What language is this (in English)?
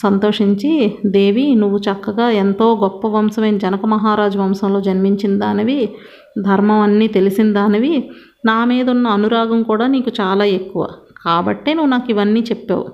Telugu